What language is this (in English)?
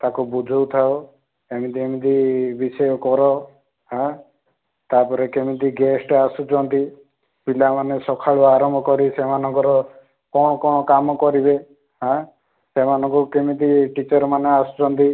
Odia